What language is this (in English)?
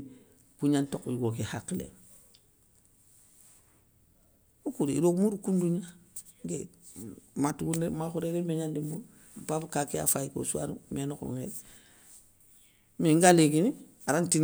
Soninke